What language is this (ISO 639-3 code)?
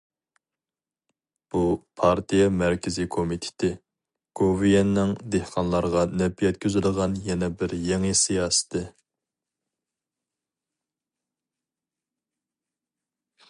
uig